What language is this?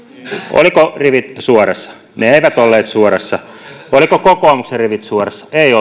Finnish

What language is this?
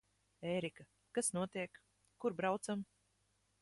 Latvian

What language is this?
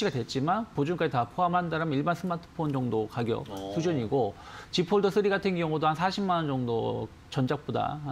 Korean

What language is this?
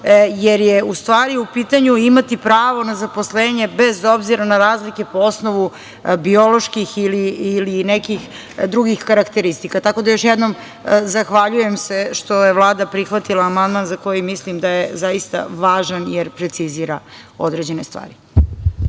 Serbian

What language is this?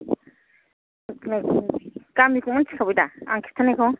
Bodo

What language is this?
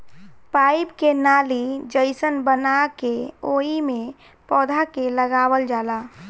Bhojpuri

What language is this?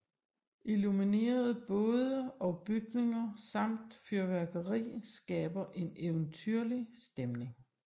Danish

